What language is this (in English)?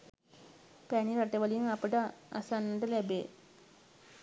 Sinhala